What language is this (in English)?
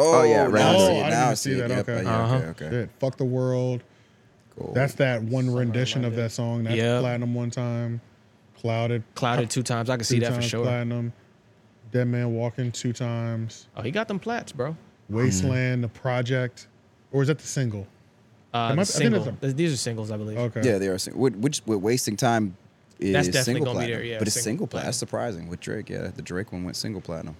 English